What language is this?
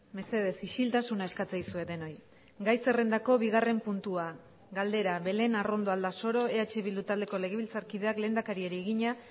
Basque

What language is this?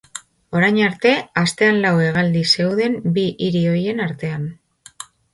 Basque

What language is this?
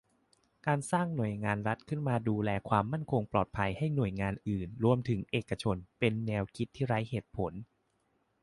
Thai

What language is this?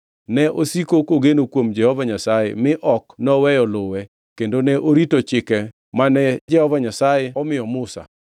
Luo (Kenya and Tanzania)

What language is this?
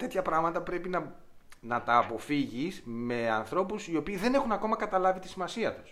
Greek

